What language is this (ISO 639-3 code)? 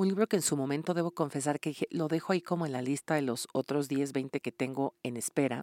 spa